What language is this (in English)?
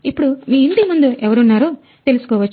Telugu